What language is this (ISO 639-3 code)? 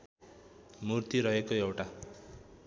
nep